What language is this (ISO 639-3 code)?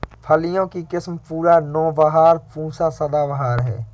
hin